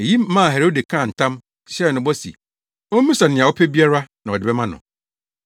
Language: Akan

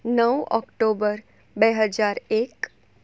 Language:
Gujarati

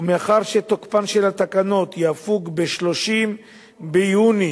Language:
Hebrew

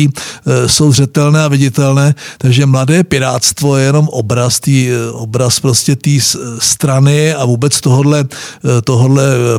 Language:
Czech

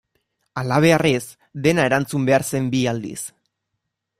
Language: Basque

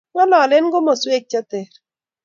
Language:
Kalenjin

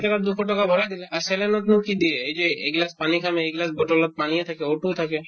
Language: Assamese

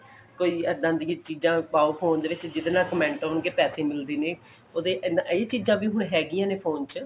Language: Punjabi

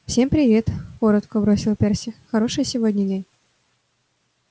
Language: Russian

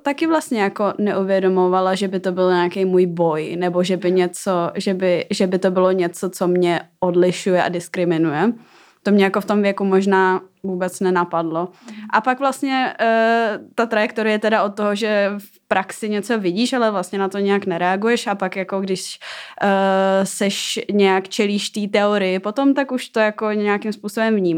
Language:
Czech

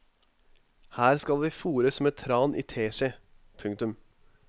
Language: Norwegian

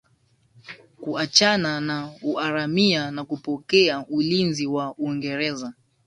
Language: Swahili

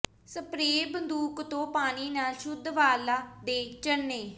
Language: Punjabi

